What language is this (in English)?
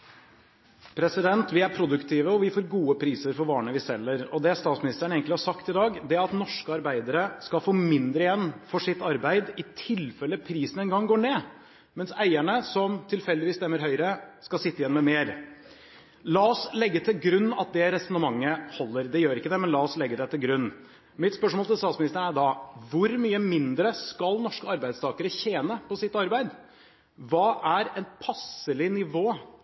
Norwegian Bokmål